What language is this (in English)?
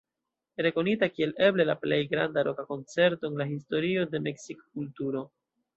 Esperanto